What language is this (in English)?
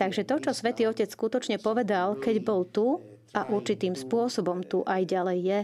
Slovak